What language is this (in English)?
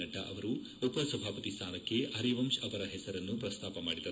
Kannada